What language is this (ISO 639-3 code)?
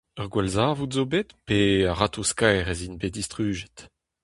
bre